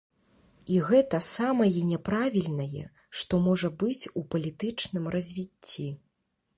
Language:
Belarusian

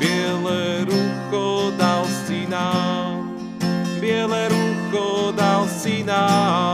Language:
Slovak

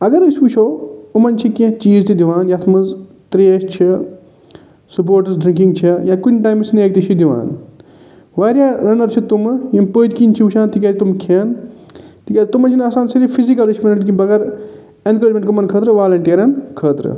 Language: Kashmiri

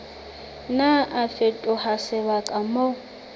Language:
Southern Sotho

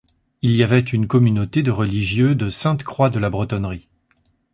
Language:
French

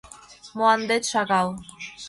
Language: Mari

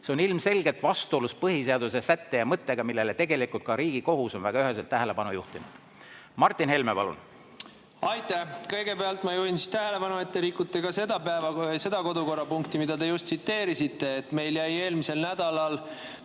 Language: Estonian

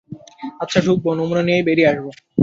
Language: Bangla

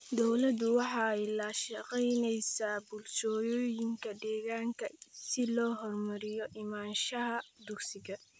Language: Somali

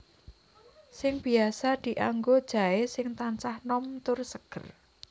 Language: Javanese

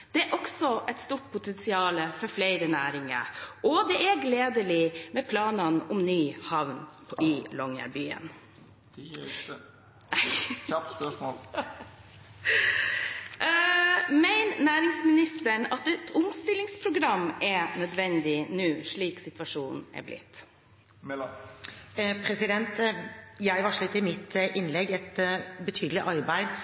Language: Norwegian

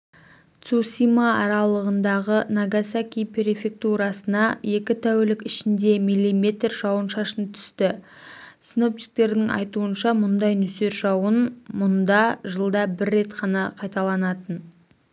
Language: Kazakh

